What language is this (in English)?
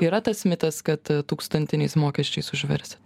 Lithuanian